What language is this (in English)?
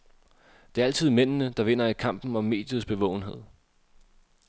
Danish